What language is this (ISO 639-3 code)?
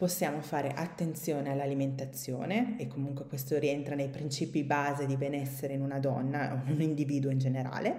ita